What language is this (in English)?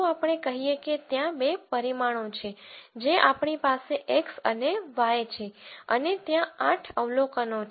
Gujarati